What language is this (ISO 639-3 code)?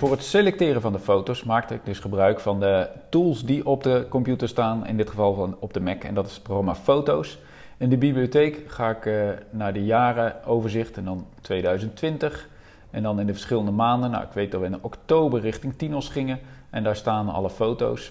nld